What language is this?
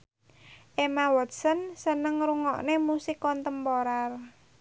Javanese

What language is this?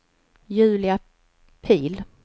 Swedish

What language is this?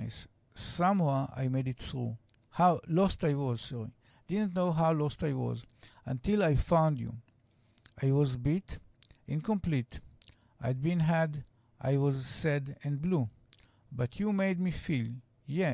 Hebrew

